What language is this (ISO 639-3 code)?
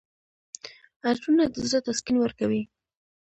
pus